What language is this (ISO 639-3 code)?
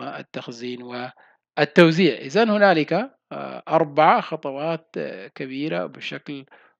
ara